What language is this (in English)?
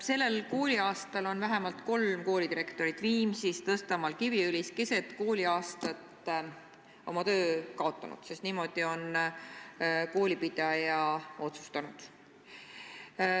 Estonian